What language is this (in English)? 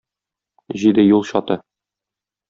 Tatar